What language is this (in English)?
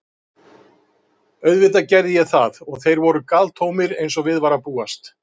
Icelandic